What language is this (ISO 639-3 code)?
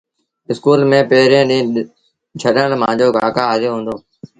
sbn